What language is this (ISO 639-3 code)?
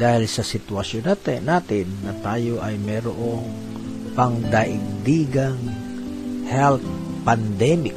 fil